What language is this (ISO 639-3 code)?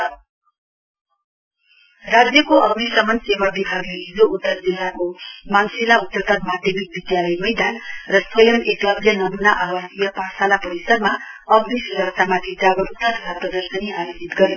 nep